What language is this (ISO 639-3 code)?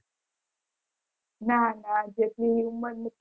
guj